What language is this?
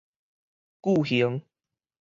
Min Nan Chinese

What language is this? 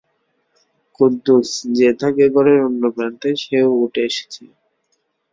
Bangla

